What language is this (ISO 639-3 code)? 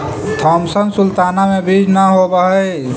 mag